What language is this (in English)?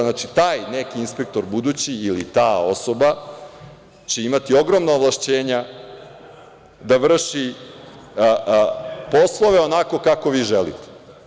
Serbian